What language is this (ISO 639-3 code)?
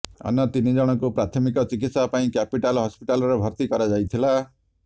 ori